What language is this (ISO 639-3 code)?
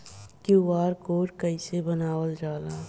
bho